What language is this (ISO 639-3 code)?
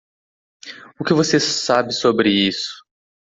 por